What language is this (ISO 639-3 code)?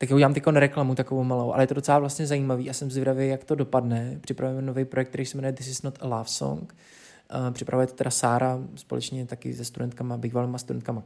ces